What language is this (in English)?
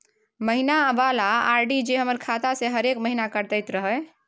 Maithili